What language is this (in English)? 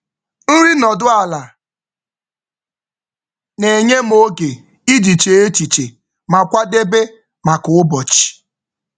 Igbo